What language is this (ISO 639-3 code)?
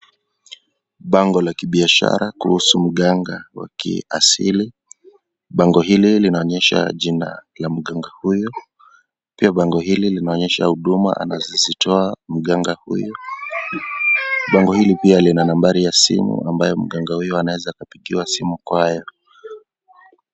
swa